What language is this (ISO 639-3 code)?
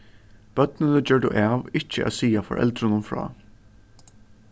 fao